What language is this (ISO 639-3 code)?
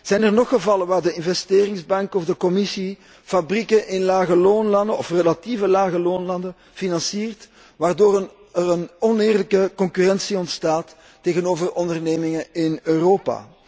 nld